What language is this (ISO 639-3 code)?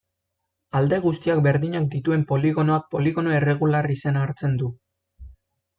eus